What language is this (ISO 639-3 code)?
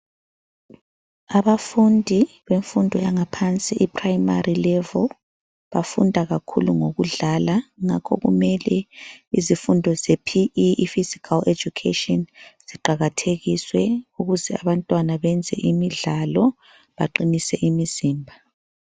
nde